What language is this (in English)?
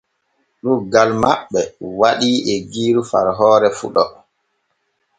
Borgu Fulfulde